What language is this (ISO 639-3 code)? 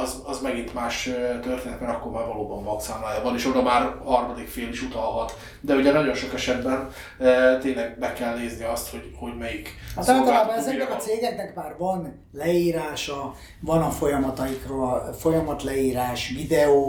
hun